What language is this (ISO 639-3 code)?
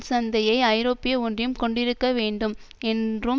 tam